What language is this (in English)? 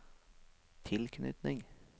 Norwegian